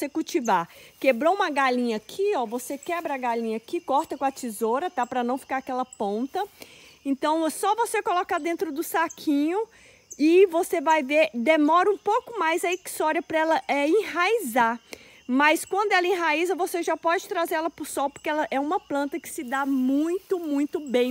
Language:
Portuguese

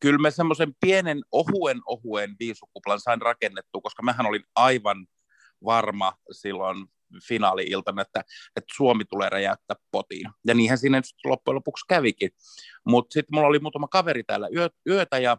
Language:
Finnish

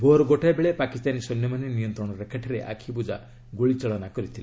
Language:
Odia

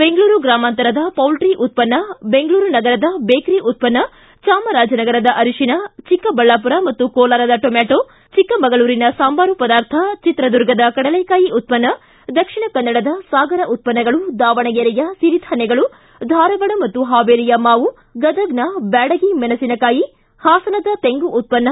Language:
Kannada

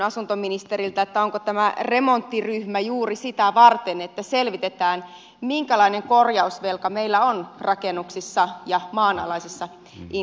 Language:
Finnish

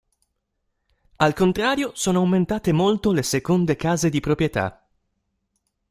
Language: Italian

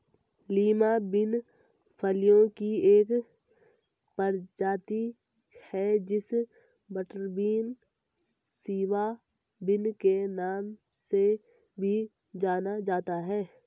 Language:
Hindi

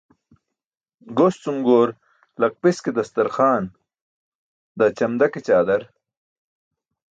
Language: Burushaski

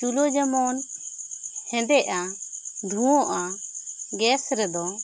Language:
Santali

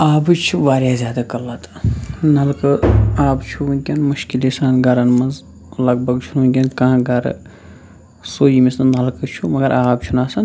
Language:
Kashmiri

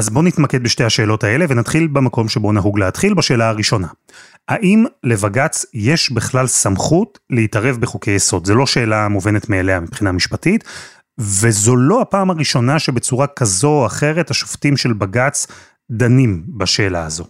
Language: Hebrew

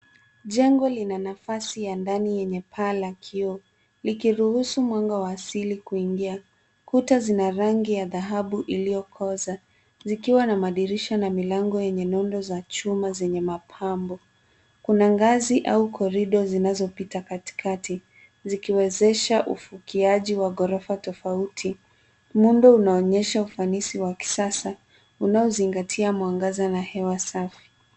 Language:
Swahili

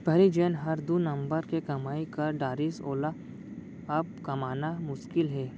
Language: Chhattisgarhi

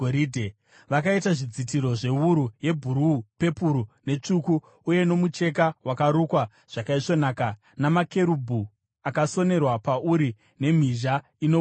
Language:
Shona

